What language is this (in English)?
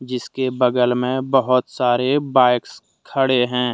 Hindi